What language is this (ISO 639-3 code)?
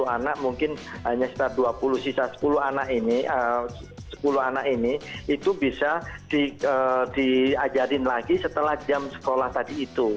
ind